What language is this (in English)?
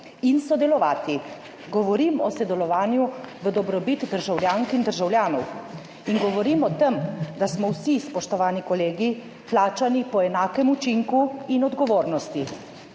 Slovenian